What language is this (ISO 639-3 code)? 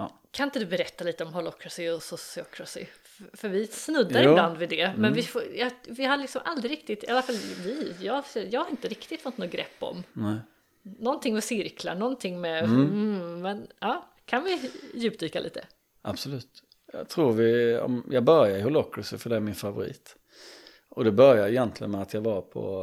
swe